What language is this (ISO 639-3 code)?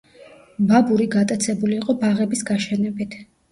kat